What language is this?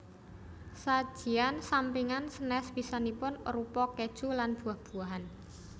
Javanese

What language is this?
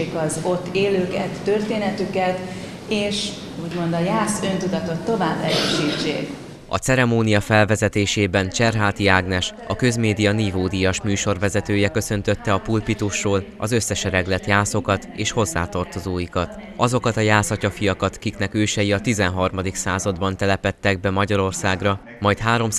Hungarian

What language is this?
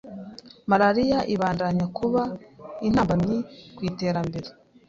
Kinyarwanda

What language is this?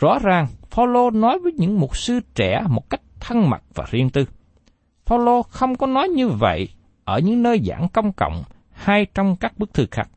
Vietnamese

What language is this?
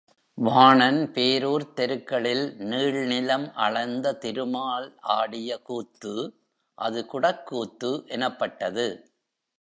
Tamil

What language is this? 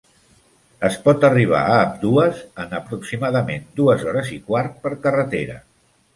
Catalan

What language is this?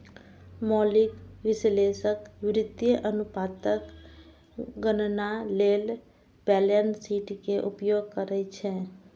Maithili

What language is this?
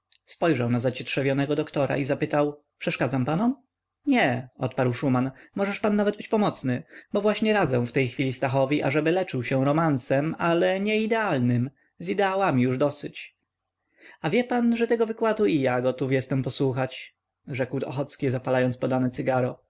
Polish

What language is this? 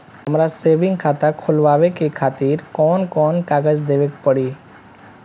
Bhojpuri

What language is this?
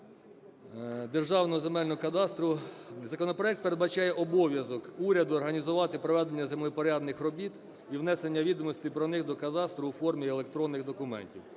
Ukrainian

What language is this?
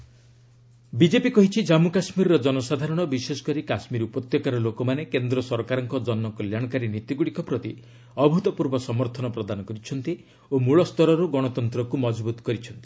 Odia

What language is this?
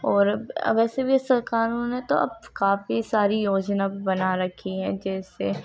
Urdu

